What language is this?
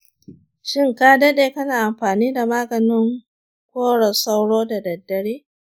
Hausa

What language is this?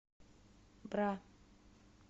Russian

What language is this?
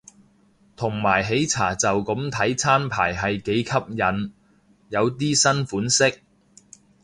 Cantonese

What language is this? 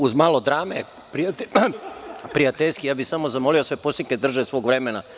Serbian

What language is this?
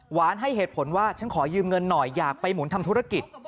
Thai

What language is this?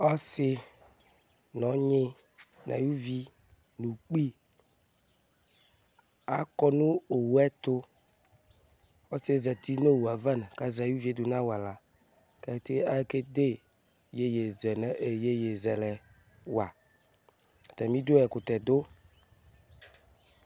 Ikposo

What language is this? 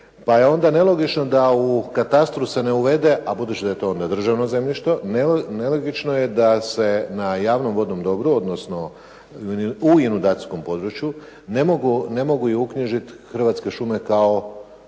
Croatian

